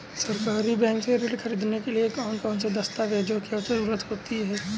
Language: Hindi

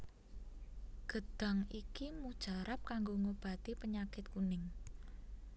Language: Javanese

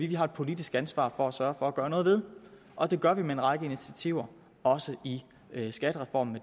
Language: Danish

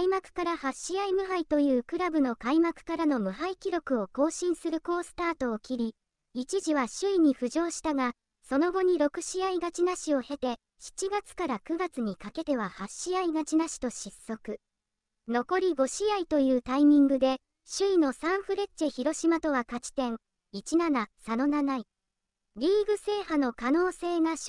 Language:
Japanese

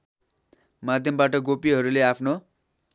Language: Nepali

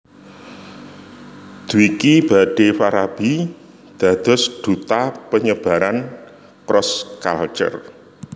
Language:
Javanese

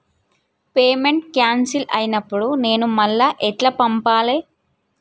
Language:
Telugu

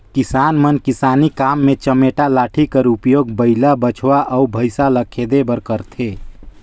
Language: Chhattisgarhi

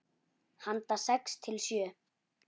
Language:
Icelandic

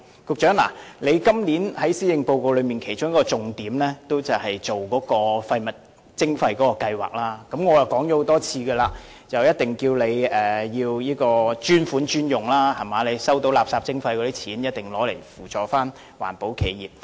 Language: Cantonese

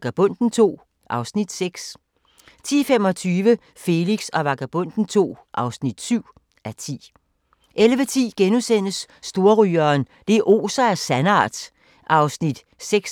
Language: Danish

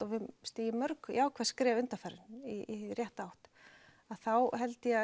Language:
Icelandic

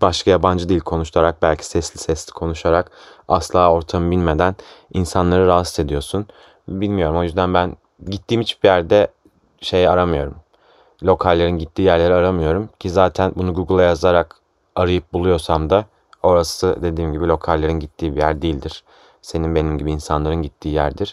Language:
Turkish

